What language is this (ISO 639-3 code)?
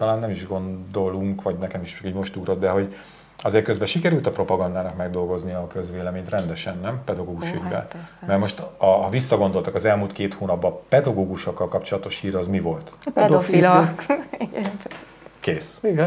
hun